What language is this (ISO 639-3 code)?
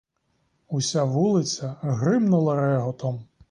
ukr